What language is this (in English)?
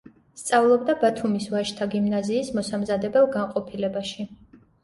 Georgian